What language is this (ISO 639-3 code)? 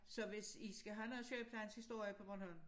dan